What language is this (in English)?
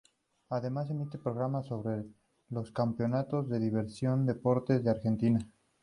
Spanish